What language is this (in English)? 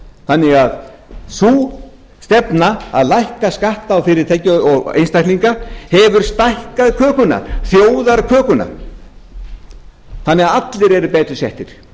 Icelandic